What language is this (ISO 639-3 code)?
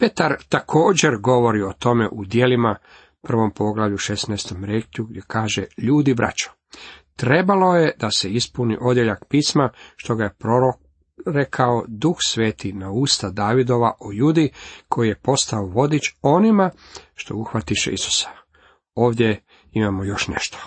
hrv